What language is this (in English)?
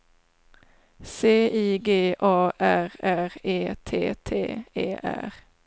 Swedish